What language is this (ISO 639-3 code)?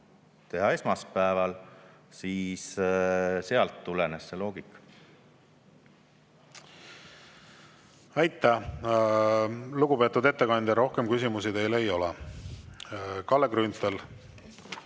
est